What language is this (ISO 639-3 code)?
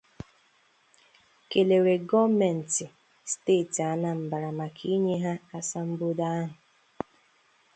ibo